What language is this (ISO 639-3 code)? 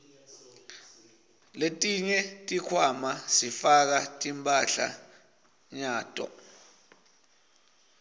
ssw